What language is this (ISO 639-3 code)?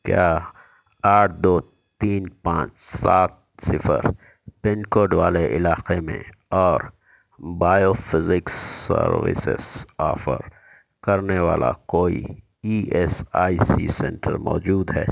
urd